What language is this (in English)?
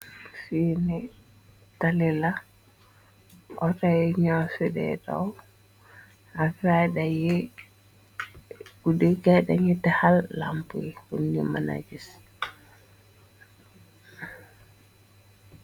Wolof